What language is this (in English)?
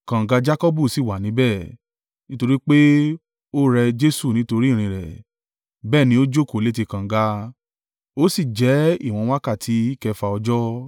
Yoruba